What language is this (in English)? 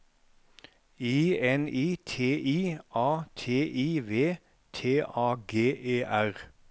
Norwegian